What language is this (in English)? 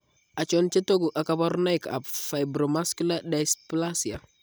Kalenjin